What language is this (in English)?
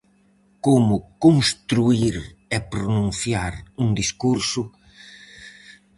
Galician